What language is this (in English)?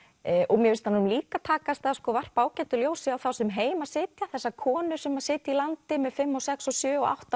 Icelandic